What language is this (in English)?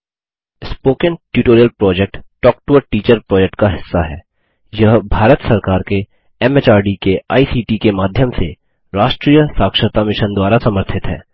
Hindi